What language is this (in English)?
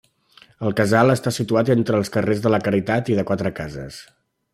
Catalan